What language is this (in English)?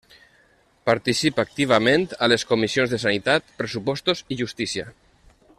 Catalan